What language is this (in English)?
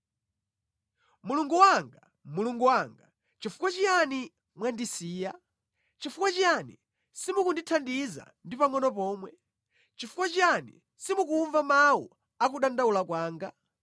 Nyanja